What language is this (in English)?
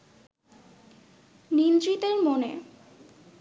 Bangla